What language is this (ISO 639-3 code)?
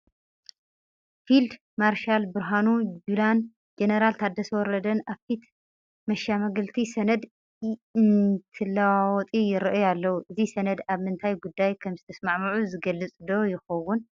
tir